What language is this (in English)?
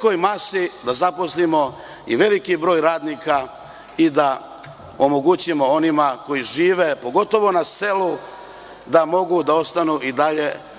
Serbian